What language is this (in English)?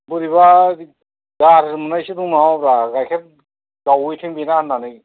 Bodo